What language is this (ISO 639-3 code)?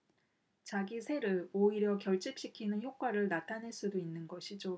kor